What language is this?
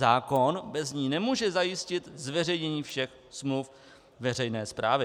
Czech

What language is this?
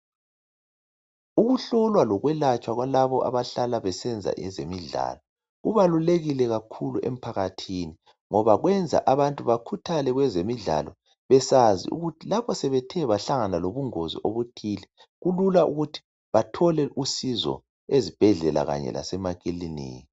North Ndebele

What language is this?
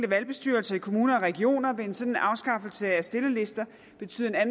Danish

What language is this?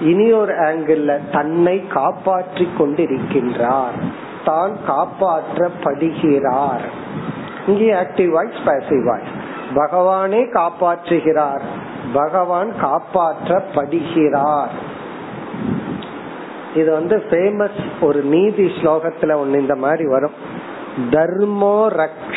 Tamil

